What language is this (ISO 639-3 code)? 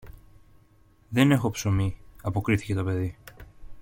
ell